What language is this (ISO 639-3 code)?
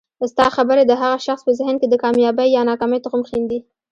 pus